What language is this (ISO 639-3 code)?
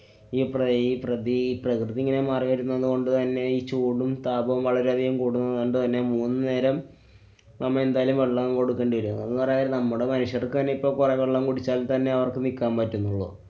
mal